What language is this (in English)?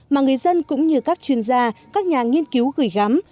Vietnamese